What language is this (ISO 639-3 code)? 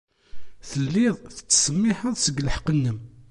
kab